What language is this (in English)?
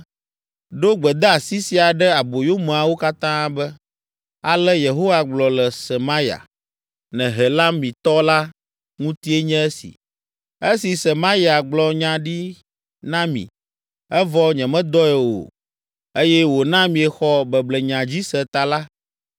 Ewe